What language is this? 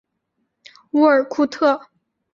Chinese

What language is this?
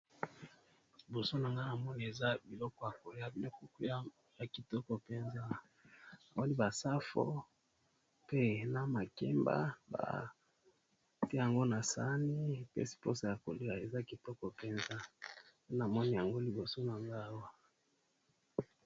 Lingala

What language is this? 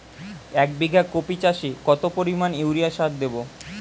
Bangla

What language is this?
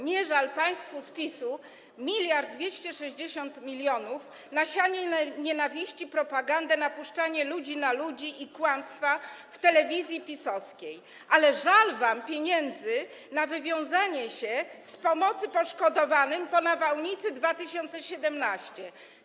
Polish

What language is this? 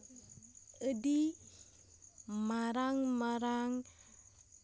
Santali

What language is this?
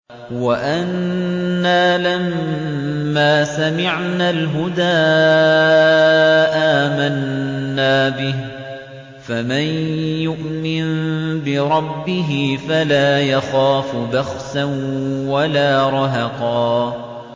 Arabic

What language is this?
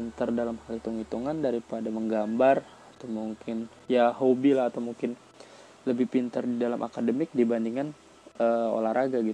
Indonesian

